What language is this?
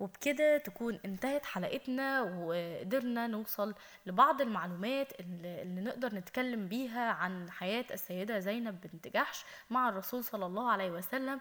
Arabic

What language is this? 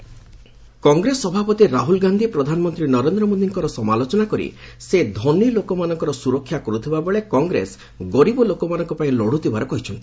Odia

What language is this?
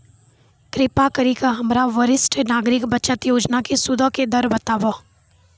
Maithili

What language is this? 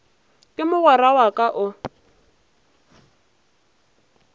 Northern Sotho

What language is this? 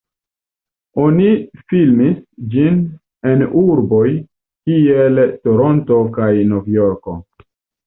Esperanto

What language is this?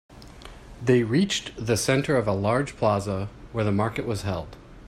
English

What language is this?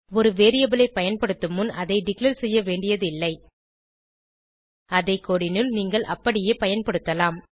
Tamil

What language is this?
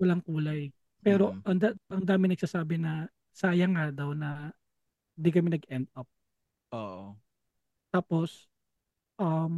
Filipino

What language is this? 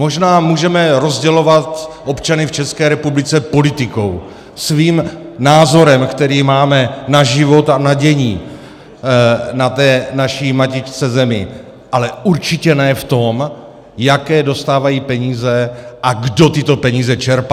Czech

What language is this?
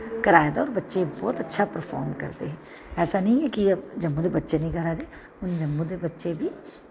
Dogri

